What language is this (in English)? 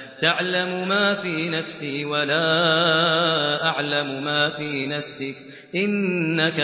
Arabic